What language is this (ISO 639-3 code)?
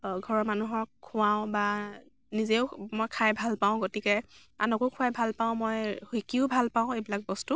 asm